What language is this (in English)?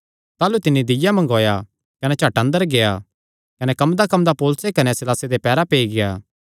Kangri